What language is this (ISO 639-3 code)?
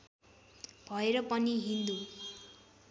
nep